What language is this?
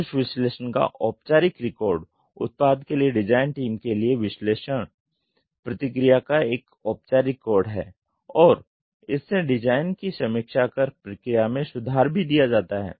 Hindi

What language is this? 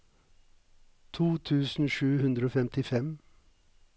Norwegian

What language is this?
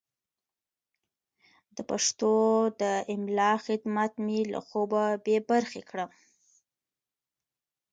Pashto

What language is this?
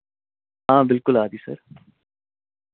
Dogri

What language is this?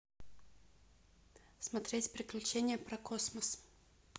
Russian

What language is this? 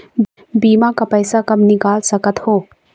Chhattisgarhi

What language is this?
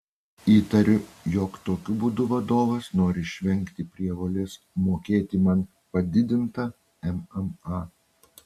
Lithuanian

